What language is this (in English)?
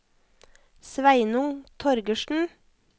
Norwegian